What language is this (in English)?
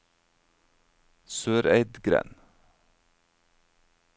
Norwegian